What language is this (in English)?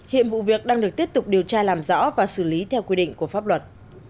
Vietnamese